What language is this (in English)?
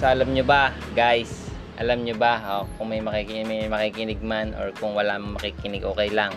Filipino